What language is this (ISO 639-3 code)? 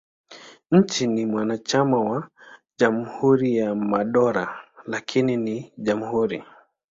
swa